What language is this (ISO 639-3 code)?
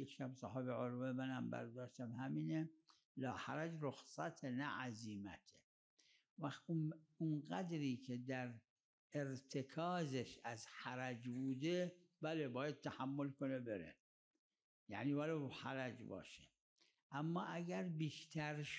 ara